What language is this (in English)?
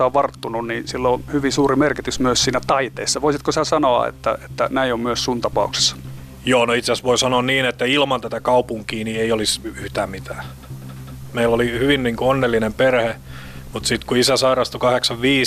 Finnish